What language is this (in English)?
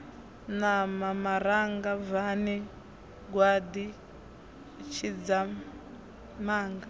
Venda